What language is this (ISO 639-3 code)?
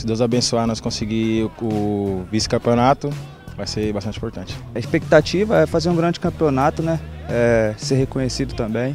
por